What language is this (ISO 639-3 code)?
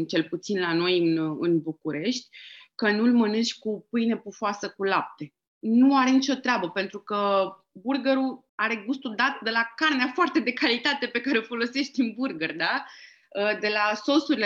ron